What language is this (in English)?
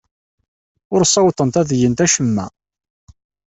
Kabyle